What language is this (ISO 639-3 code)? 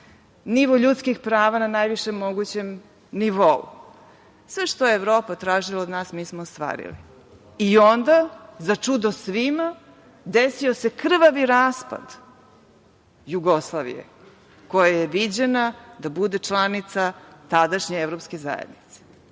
srp